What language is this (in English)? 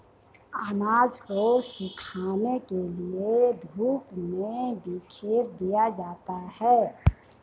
Hindi